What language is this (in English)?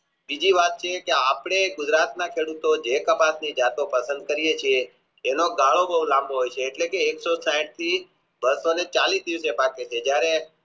Gujarati